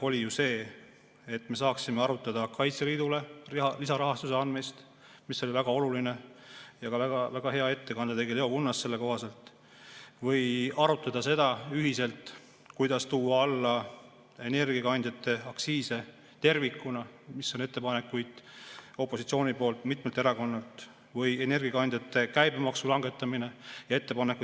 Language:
Estonian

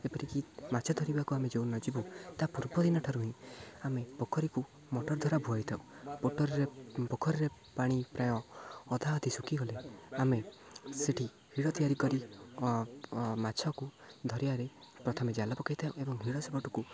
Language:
Odia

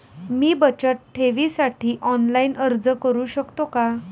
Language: Marathi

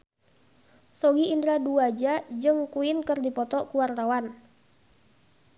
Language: Sundanese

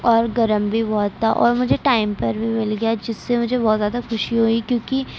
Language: Urdu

